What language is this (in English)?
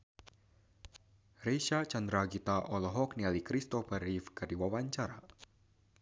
Sundanese